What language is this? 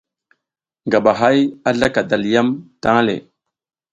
South Giziga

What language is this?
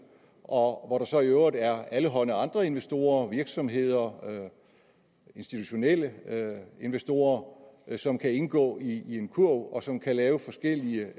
Danish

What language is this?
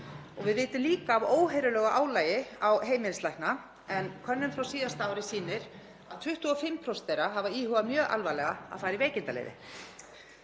Icelandic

